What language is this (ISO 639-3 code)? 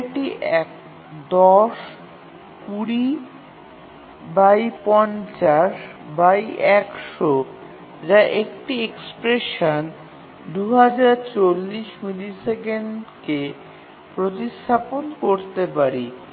ben